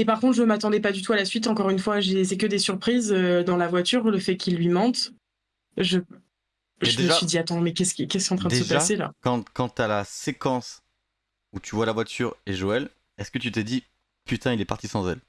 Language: French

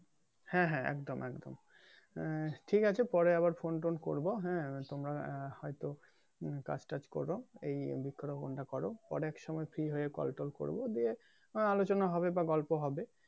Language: Bangla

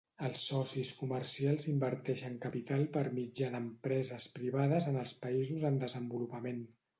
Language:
Catalan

